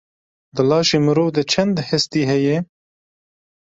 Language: Kurdish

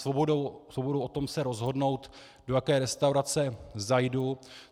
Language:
Czech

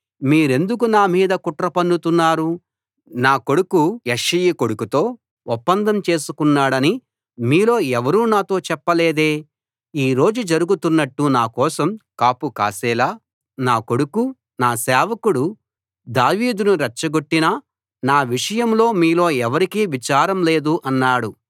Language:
Telugu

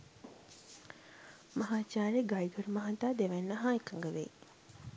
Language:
Sinhala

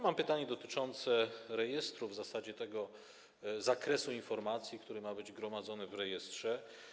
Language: Polish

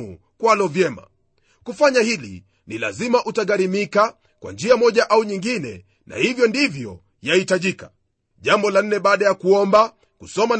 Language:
Swahili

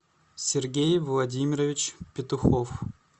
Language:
Russian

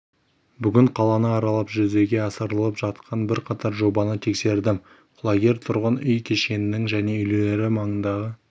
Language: Kazakh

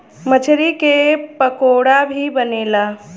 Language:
Bhojpuri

